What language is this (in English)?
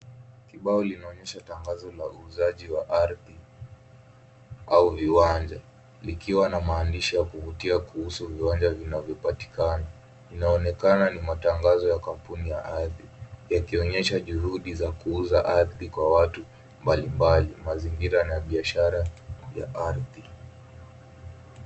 Swahili